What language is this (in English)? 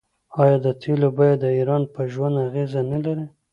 Pashto